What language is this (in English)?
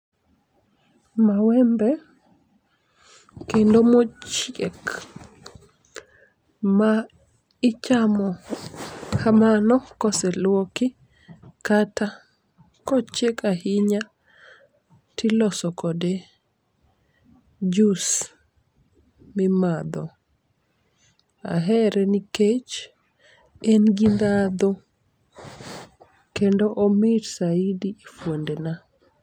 Luo (Kenya and Tanzania)